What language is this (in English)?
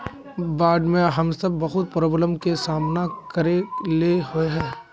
Magahi